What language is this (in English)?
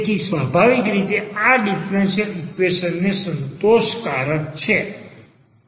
Gujarati